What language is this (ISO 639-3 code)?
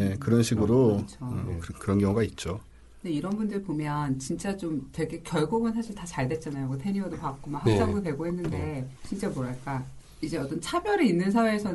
kor